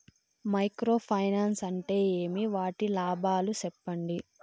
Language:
Telugu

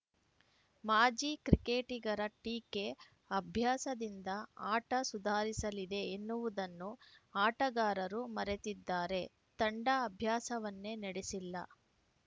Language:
Kannada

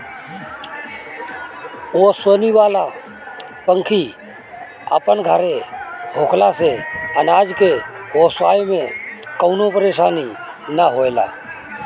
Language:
Bhojpuri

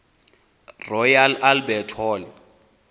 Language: Xhosa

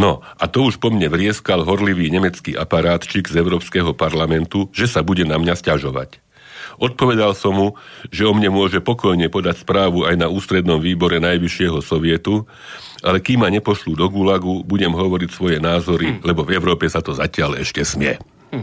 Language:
Slovak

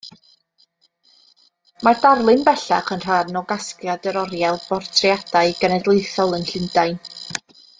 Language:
Welsh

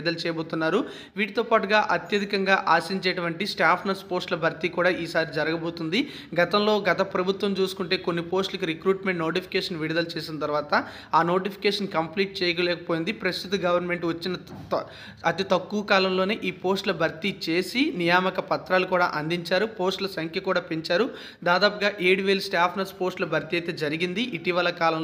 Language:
Telugu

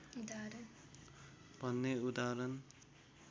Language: Nepali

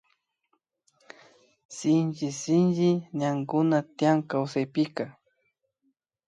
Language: Imbabura Highland Quichua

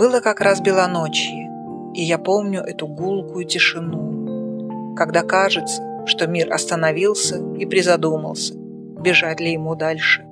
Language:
Russian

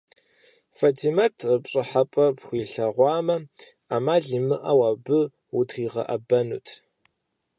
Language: Kabardian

